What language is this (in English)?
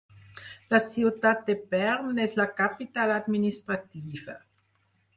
Catalan